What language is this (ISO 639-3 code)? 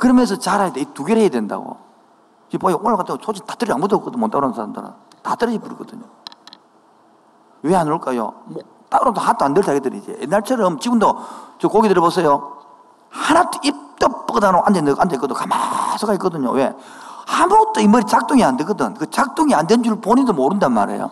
kor